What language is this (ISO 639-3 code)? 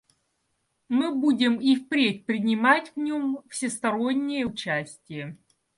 rus